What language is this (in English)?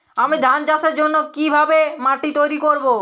Bangla